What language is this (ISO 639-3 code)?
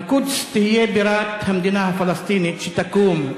heb